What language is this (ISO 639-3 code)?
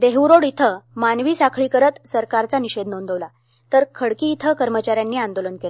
mar